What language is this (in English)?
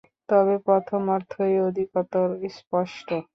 Bangla